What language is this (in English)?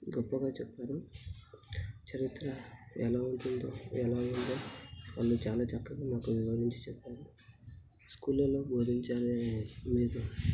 Telugu